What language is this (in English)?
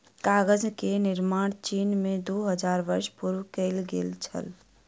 Maithili